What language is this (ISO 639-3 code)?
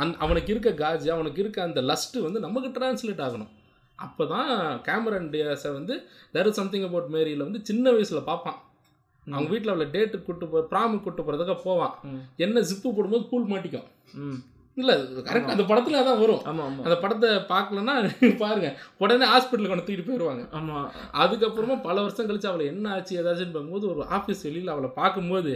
tam